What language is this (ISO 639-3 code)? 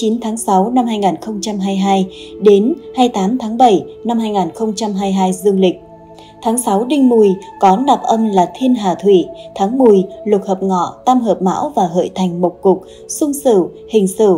vie